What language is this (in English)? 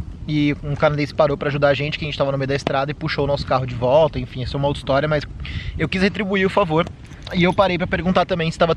Portuguese